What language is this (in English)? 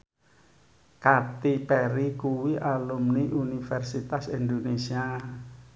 Javanese